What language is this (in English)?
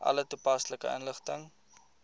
Afrikaans